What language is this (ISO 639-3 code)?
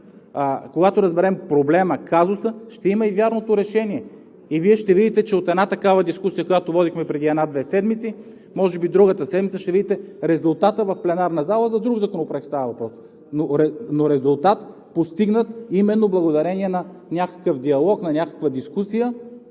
bul